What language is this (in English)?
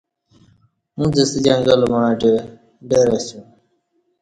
Kati